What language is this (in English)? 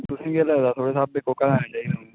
Dogri